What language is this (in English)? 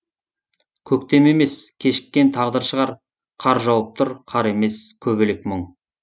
Kazakh